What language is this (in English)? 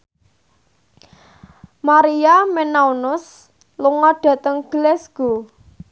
Javanese